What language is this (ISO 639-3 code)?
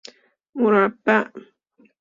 fas